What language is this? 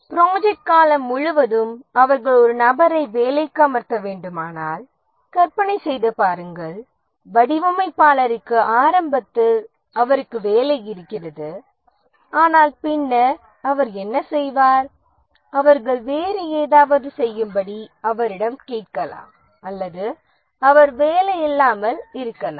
Tamil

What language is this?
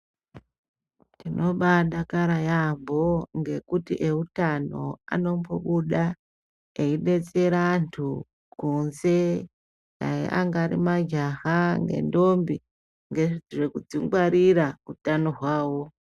Ndau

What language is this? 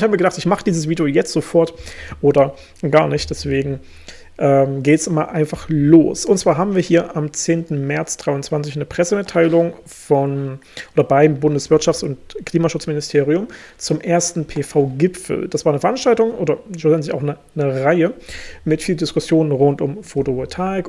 German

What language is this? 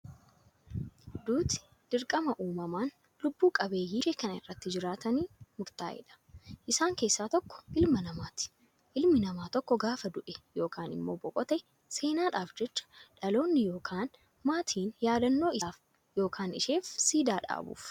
Oromo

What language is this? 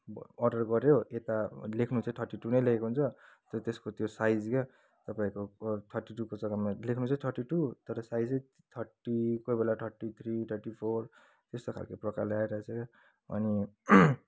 Nepali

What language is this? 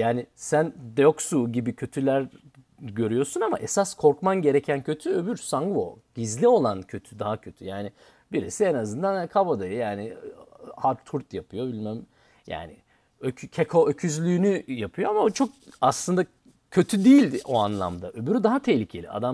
Turkish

